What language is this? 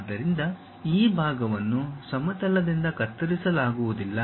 Kannada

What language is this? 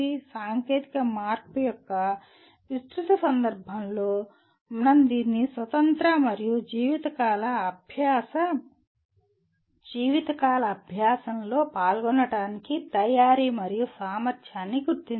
Telugu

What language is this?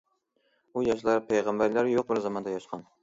Uyghur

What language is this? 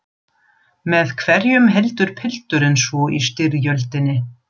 Icelandic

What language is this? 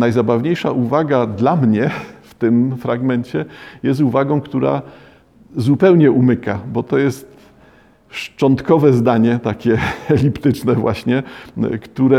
Polish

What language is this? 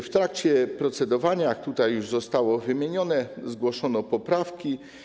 Polish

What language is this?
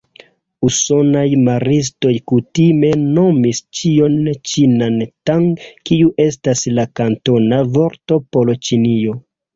Esperanto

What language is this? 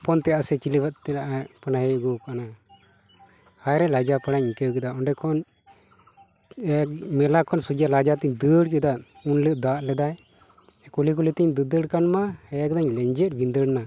Santali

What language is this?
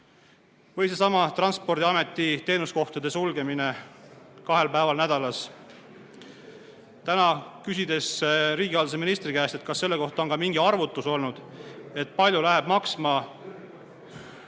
Estonian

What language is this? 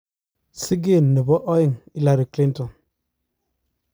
Kalenjin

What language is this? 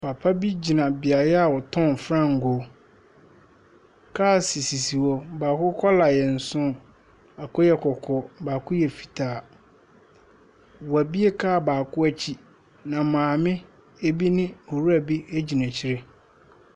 Akan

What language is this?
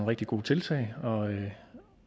Danish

